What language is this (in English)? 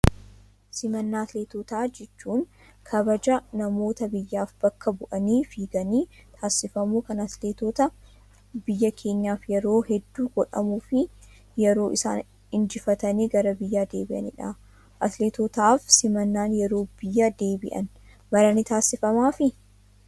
Oromo